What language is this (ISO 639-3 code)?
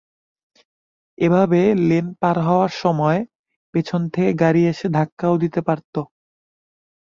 ben